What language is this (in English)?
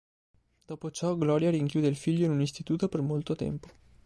Italian